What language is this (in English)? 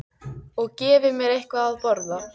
Icelandic